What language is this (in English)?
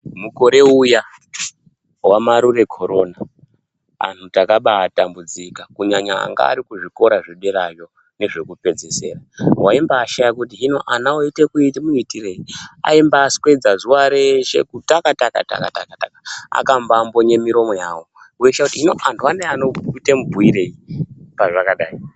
Ndau